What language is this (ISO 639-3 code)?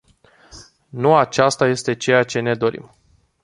ron